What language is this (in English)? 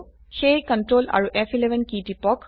Assamese